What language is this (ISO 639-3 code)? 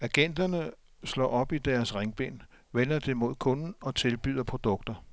dan